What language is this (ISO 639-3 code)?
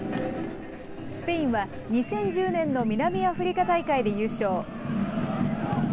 jpn